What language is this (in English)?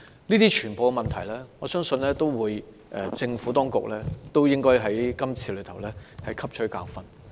Cantonese